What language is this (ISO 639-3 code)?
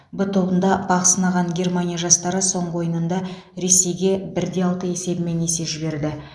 kaz